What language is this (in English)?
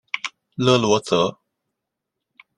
Chinese